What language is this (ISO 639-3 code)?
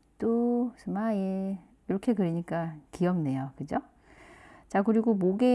kor